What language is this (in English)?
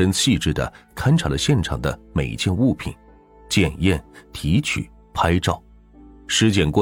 Chinese